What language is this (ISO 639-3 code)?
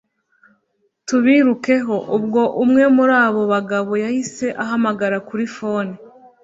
kin